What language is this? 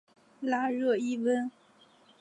Chinese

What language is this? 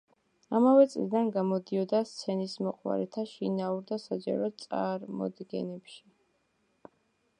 Georgian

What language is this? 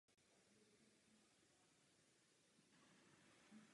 Czech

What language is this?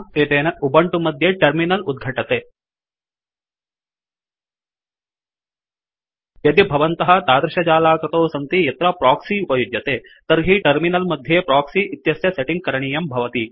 Sanskrit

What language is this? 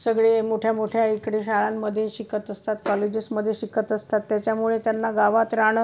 Marathi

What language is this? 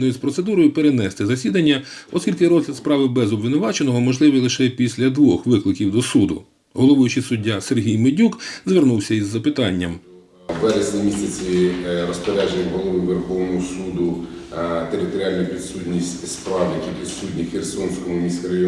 Ukrainian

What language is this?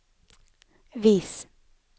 Norwegian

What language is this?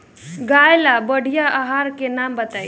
Bhojpuri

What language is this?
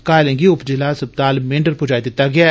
Dogri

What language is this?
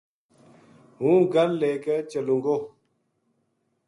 Gujari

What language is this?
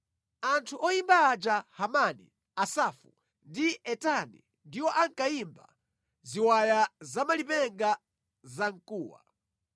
Nyanja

